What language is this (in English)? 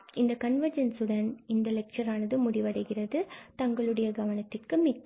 Tamil